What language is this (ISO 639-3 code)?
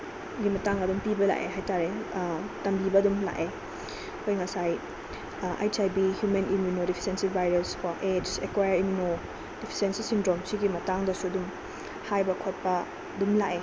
mni